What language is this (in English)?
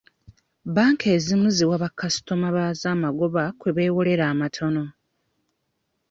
Ganda